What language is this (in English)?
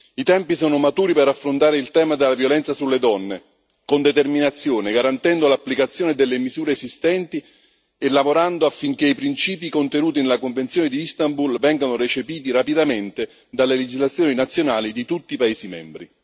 Italian